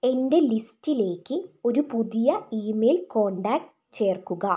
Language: Malayalam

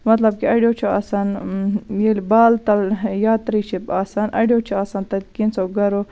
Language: Kashmiri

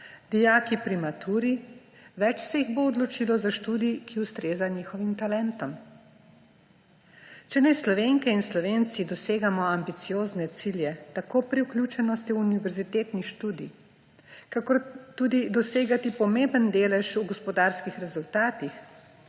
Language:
Slovenian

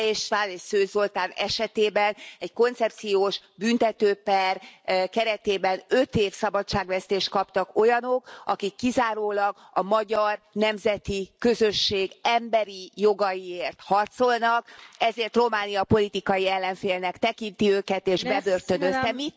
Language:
Hungarian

